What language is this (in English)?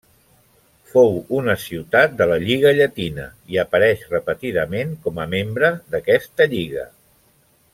Catalan